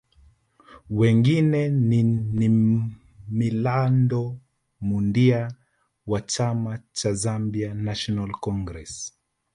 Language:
Swahili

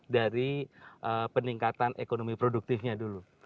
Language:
Indonesian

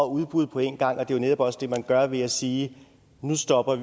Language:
Danish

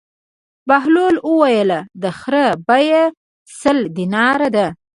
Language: Pashto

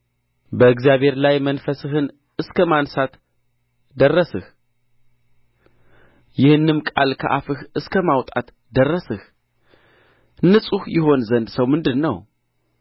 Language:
Amharic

